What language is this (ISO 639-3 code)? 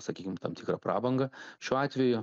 lit